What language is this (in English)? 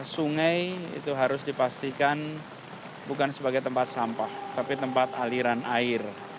Indonesian